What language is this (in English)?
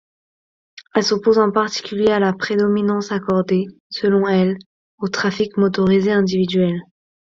French